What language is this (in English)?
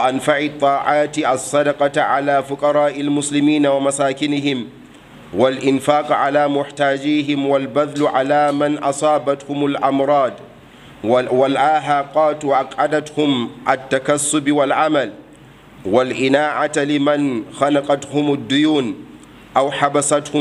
Arabic